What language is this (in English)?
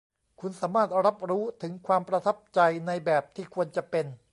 Thai